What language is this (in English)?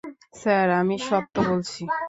Bangla